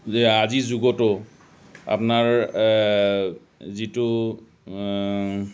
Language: Assamese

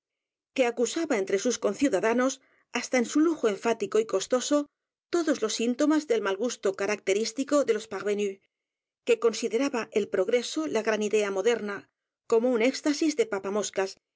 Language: Spanish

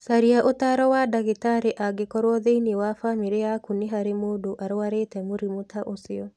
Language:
Kikuyu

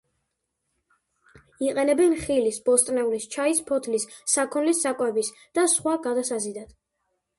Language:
Georgian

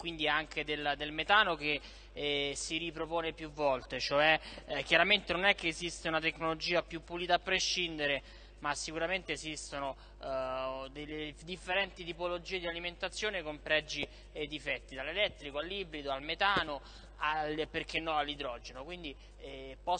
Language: Italian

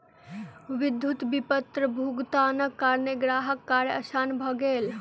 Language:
Maithili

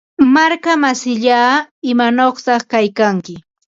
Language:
Ambo-Pasco Quechua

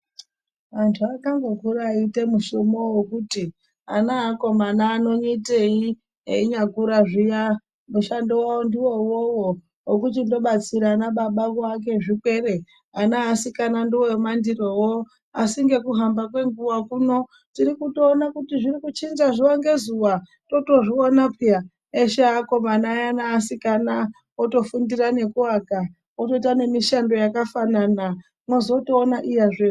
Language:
Ndau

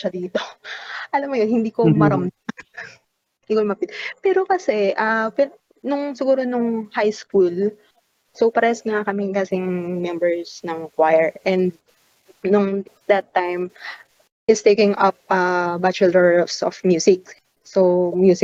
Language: Filipino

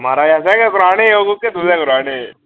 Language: Dogri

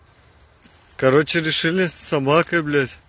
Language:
Russian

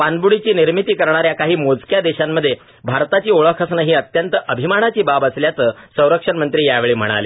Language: Marathi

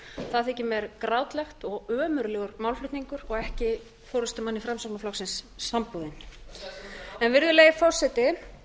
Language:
Icelandic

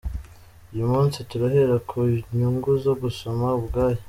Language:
Kinyarwanda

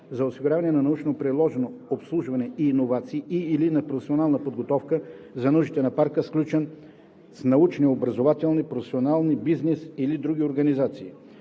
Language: Bulgarian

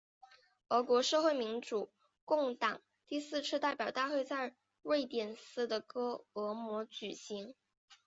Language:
Chinese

